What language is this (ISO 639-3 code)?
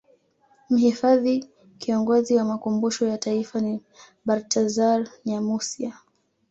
swa